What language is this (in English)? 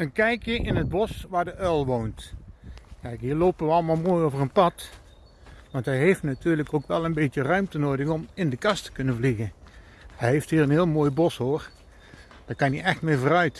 Dutch